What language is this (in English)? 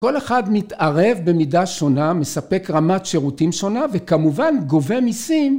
Hebrew